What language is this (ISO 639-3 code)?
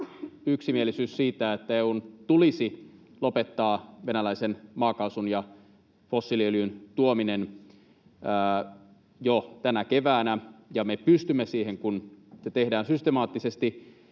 fin